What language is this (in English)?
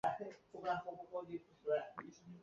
Chinese